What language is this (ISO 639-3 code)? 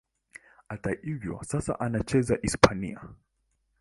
swa